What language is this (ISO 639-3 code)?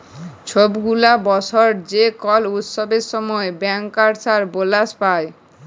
ben